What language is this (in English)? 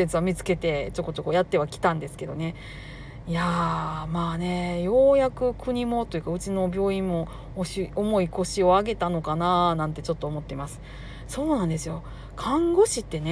Japanese